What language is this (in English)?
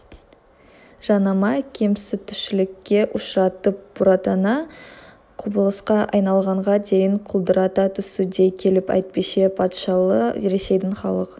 Kazakh